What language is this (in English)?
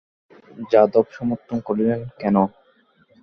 Bangla